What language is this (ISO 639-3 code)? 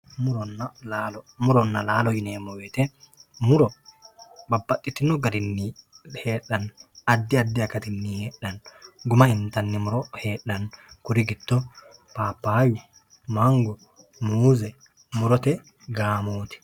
sid